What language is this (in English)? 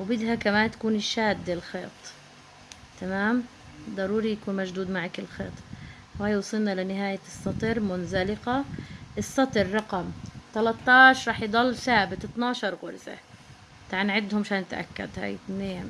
Arabic